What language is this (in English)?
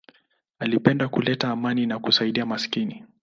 Swahili